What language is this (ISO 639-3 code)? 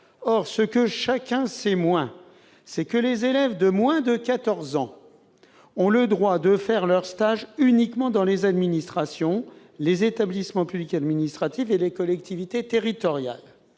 fra